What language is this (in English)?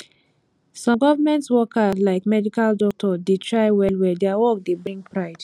Nigerian Pidgin